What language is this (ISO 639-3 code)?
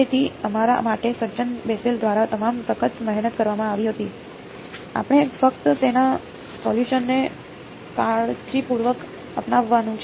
guj